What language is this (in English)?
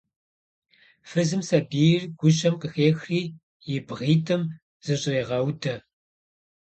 Kabardian